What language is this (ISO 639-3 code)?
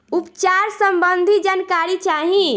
bho